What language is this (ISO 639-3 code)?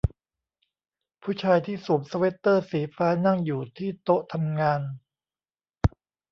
tha